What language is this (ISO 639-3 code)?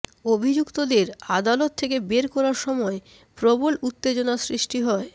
ben